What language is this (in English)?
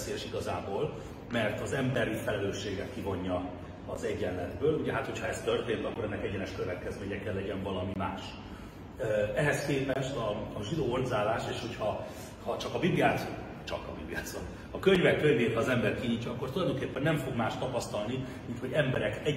Hungarian